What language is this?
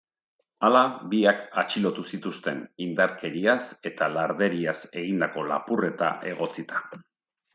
Basque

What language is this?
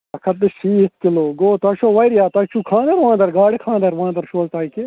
Kashmiri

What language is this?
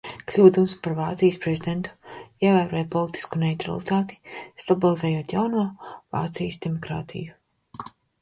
Latvian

